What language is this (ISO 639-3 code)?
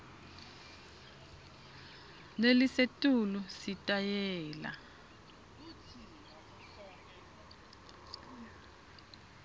ssw